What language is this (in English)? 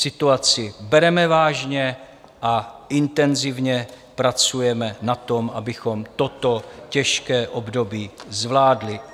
Czech